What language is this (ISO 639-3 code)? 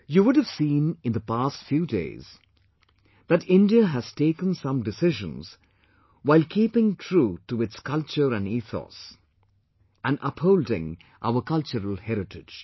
eng